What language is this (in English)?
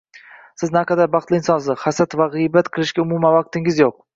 Uzbek